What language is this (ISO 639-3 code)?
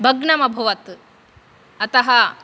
san